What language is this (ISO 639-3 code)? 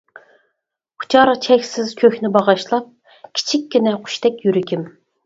uig